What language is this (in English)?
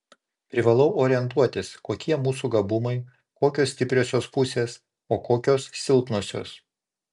Lithuanian